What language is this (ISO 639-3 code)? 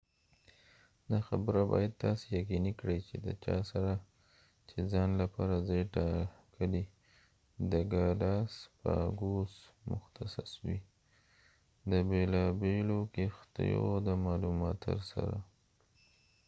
pus